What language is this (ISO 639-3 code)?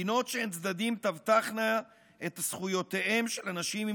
heb